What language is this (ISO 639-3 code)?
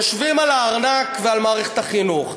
heb